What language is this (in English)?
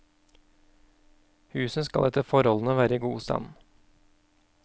Norwegian